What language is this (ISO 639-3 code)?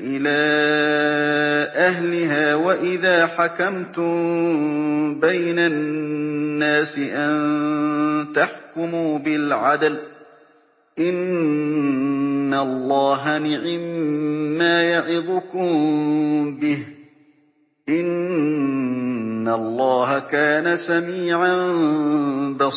ara